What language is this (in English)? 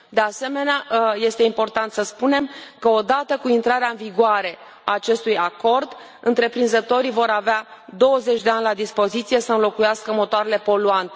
Romanian